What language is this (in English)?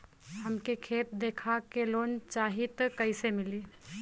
Bhojpuri